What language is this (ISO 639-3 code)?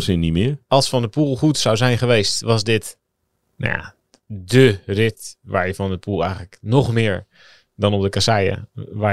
nld